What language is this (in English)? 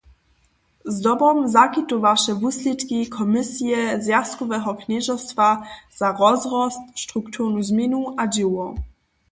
Upper Sorbian